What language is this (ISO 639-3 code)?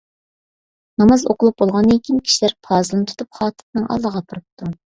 uig